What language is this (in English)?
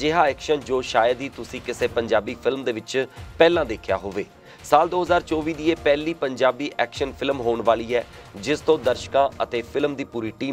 Hindi